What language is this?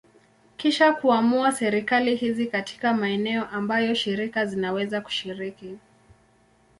Swahili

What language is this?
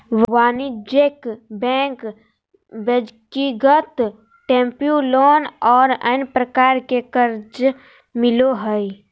Magahi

